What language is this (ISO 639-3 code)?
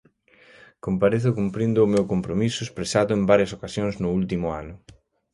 glg